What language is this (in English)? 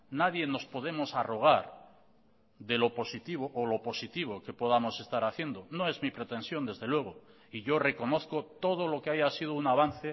Spanish